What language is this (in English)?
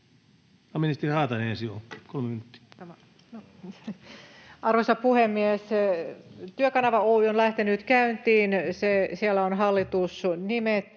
Finnish